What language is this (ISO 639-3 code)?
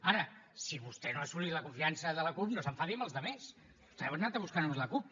cat